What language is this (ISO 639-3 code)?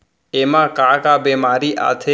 hne